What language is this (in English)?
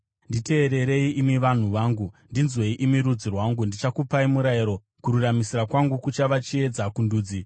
Shona